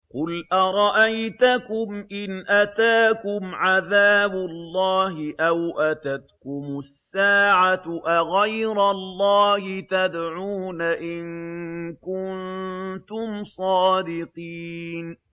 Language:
Arabic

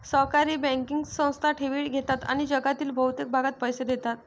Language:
Marathi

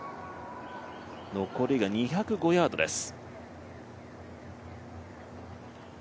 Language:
Japanese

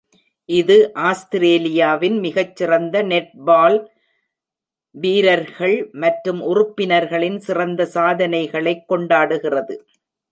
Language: Tamil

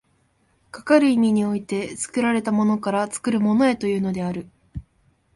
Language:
Japanese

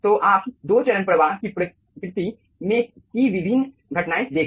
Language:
Hindi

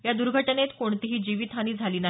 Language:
Marathi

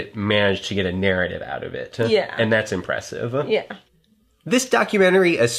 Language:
English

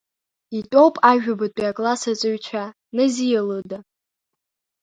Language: Abkhazian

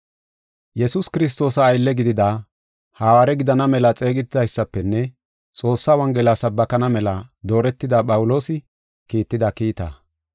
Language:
Gofa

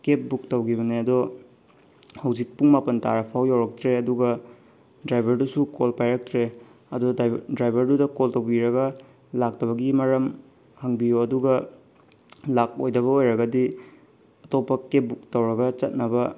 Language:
Manipuri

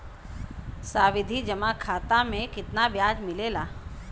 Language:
Bhojpuri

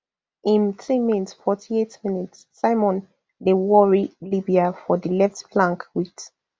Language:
Nigerian Pidgin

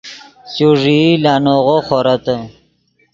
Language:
Yidgha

